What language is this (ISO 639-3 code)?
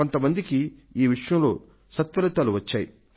tel